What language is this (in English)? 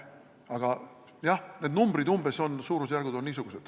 Estonian